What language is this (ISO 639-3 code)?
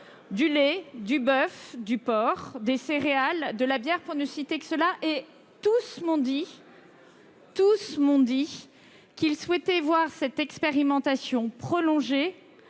fra